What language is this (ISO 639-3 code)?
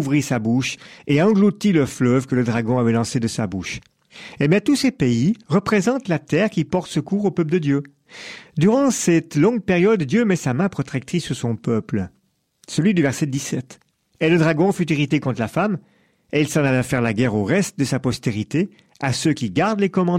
fra